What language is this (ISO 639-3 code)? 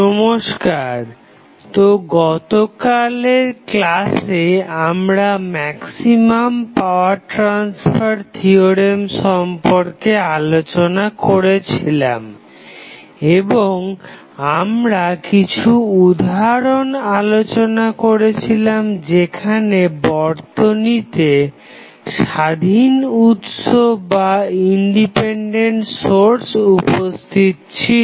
ben